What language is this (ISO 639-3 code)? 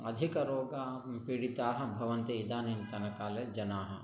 san